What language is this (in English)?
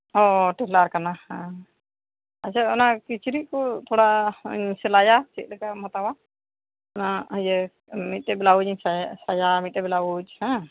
Santali